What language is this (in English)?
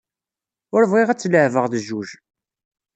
Kabyle